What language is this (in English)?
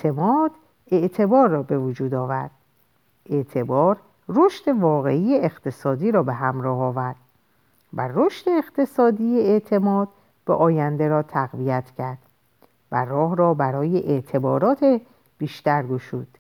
Persian